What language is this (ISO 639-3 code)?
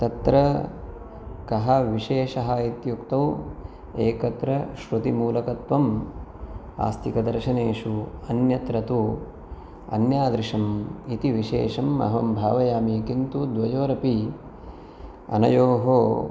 san